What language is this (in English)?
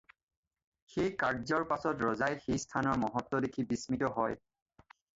Assamese